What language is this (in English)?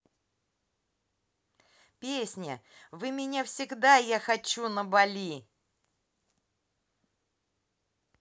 Russian